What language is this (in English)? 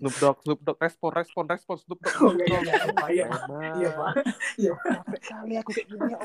Indonesian